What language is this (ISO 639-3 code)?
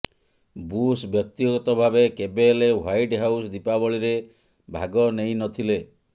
ori